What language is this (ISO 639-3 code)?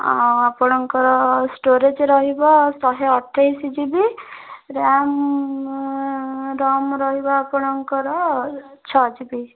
ori